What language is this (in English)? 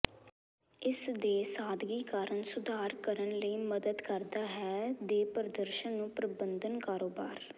Punjabi